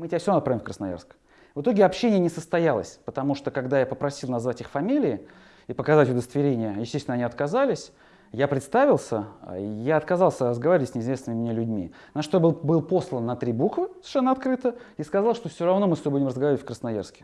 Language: Russian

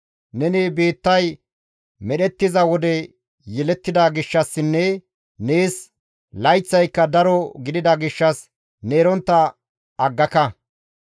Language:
Gamo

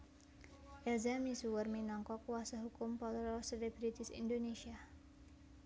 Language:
Javanese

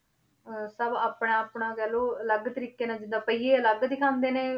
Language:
Punjabi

